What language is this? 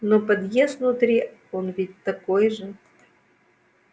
Russian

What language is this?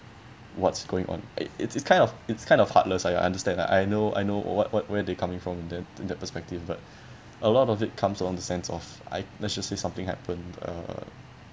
English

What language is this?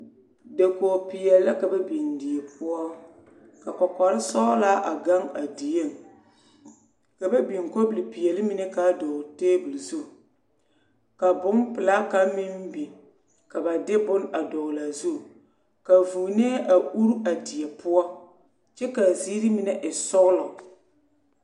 Southern Dagaare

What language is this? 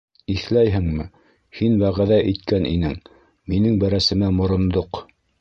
Bashkir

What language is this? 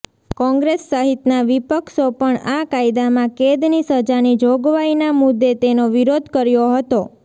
Gujarati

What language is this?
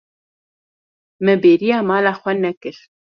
Kurdish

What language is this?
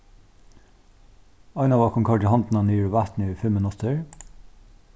Faroese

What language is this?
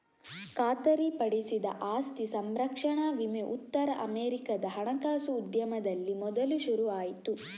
Kannada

